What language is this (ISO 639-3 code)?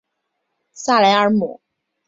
zho